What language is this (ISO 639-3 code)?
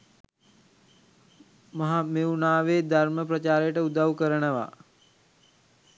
sin